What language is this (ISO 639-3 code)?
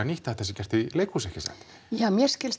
isl